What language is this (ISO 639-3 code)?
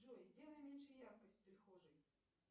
rus